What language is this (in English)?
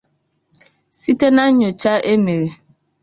Igbo